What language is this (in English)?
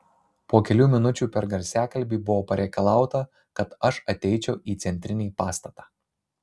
Lithuanian